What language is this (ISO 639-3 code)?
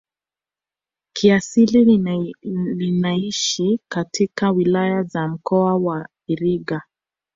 swa